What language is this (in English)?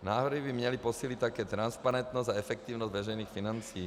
Czech